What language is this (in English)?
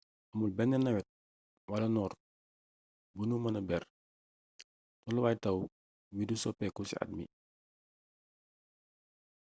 Wolof